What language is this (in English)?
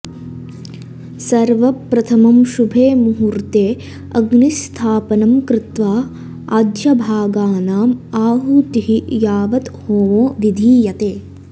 Sanskrit